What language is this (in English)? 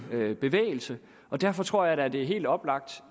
Danish